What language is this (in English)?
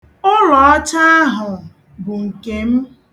Igbo